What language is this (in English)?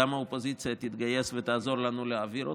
Hebrew